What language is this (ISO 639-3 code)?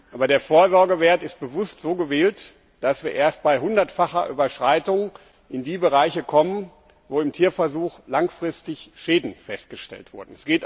deu